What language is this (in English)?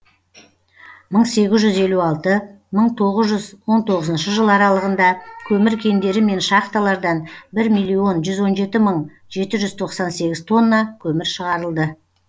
Kazakh